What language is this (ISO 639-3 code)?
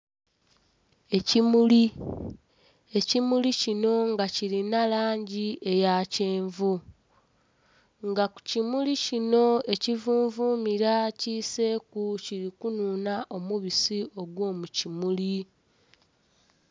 xog